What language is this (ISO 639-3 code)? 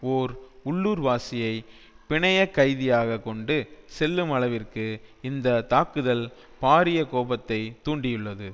tam